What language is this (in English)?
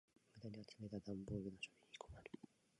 Japanese